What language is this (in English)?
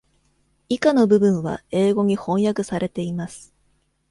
Japanese